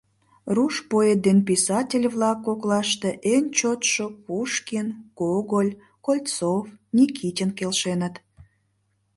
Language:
Mari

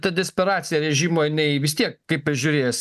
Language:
Lithuanian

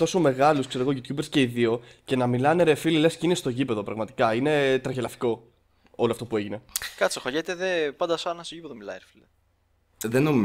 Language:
Greek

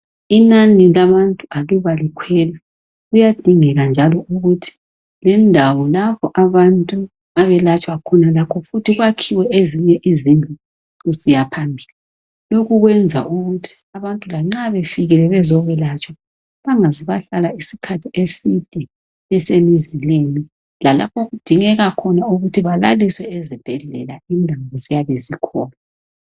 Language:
North Ndebele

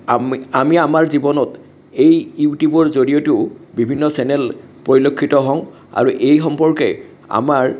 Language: Assamese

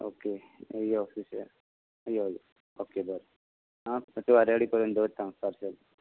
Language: Konkani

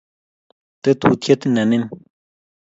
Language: Kalenjin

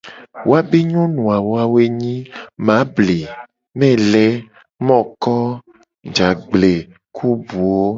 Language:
Gen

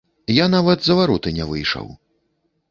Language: Belarusian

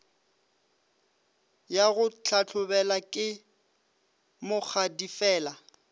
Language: Northern Sotho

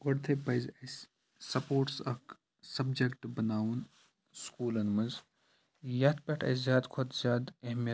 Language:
Kashmiri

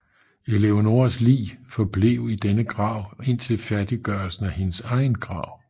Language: Danish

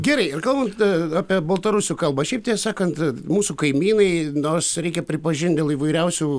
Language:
Lithuanian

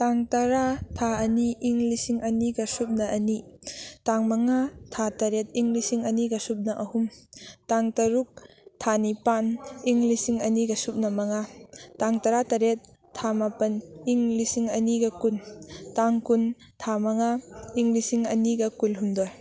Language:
Manipuri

